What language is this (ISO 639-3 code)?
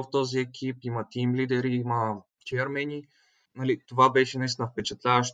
bul